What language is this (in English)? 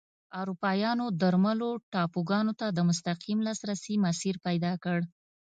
Pashto